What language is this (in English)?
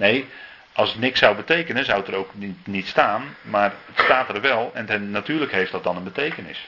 Dutch